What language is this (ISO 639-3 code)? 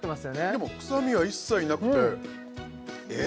jpn